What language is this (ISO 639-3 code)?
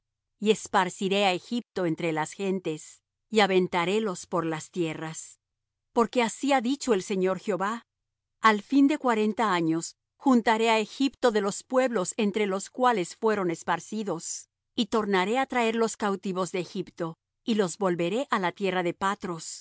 spa